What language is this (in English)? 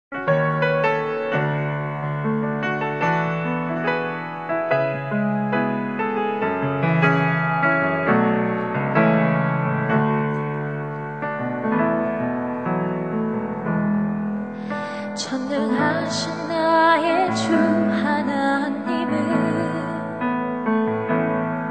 Korean